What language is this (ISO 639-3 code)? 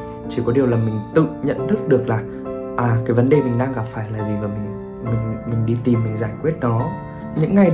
vie